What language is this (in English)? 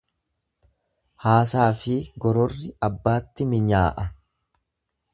Oromo